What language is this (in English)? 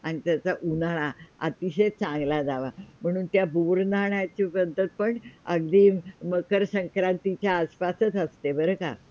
Marathi